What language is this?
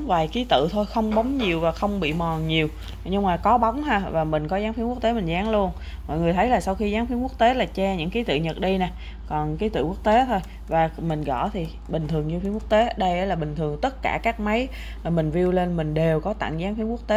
Vietnamese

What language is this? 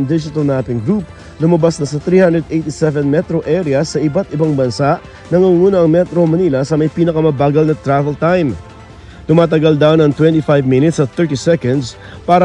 Filipino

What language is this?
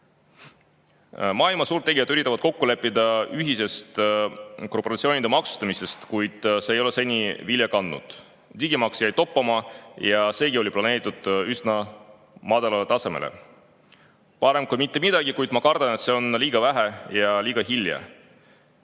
Estonian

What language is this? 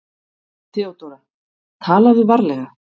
Icelandic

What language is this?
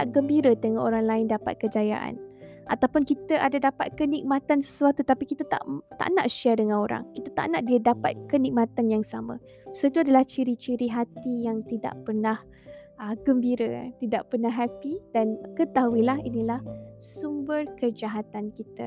Malay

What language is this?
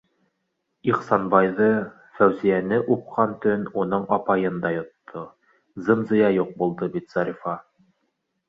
Bashkir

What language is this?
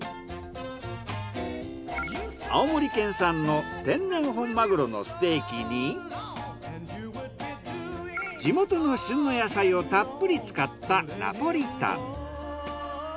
Japanese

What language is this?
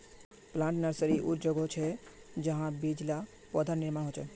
Magahi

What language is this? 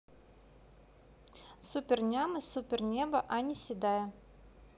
Russian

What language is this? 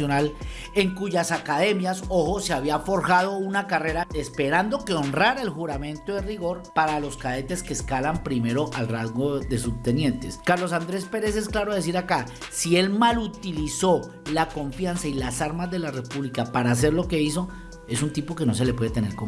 Spanish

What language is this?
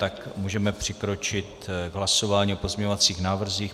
Czech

